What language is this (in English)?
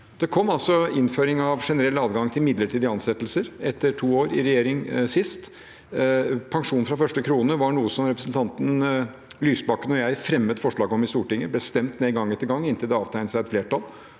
Norwegian